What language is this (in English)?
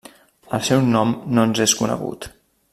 Catalan